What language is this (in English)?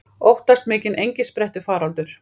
Icelandic